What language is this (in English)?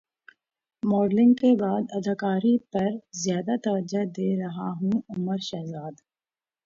Urdu